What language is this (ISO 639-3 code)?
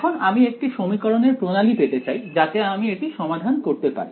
ben